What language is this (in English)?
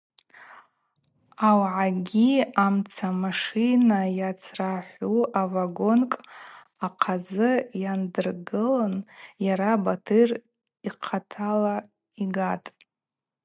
Abaza